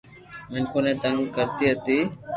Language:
Loarki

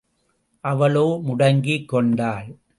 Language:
Tamil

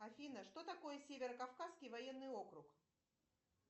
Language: Russian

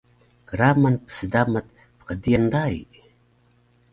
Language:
Taroko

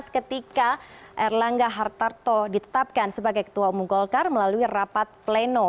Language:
Indonesian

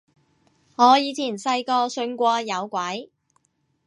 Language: Cantonese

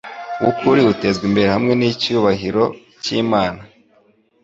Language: Kinyarwanda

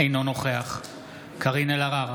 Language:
Hebrew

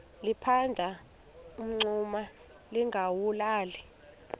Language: Xhosa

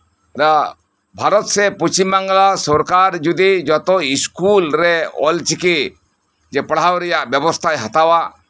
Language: Santali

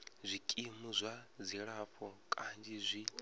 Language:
Venda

